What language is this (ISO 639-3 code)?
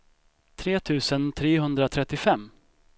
swe